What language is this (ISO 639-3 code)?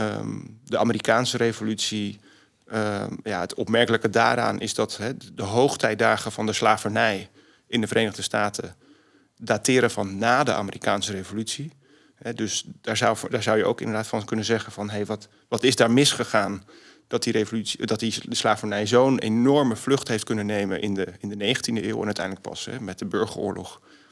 nld